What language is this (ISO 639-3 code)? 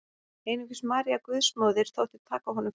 isl